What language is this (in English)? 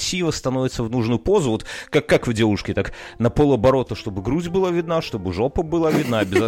Russian